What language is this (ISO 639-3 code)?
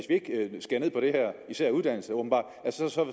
dan